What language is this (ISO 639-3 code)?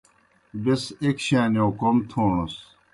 plk